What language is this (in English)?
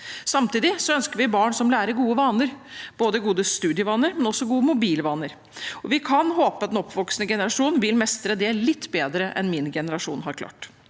Norwegian